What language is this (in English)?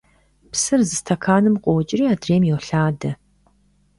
Kabardian